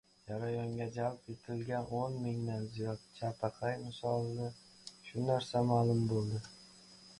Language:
Uzbek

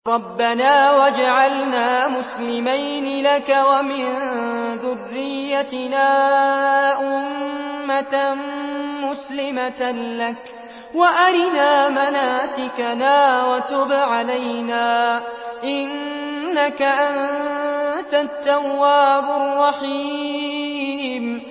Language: Arabic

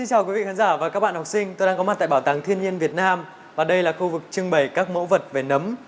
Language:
Vietnamese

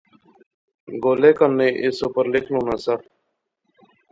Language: Pahari-Potwari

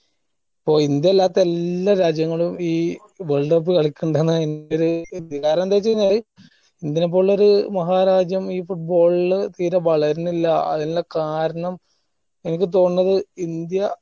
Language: Malayalam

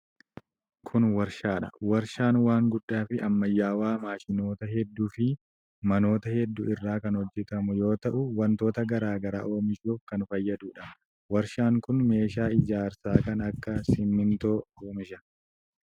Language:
Oromo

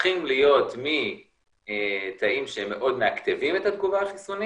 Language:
Hebrew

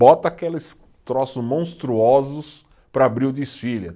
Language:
Portuguese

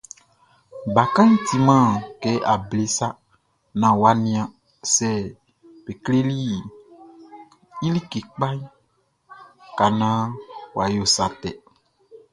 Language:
Baoulé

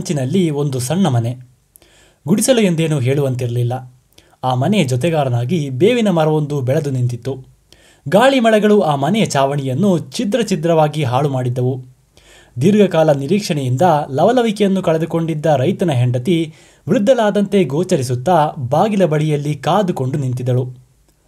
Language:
Kannada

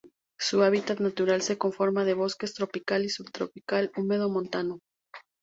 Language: Spanish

